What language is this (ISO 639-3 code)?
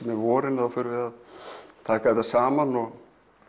isl